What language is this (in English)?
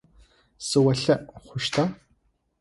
Adyghe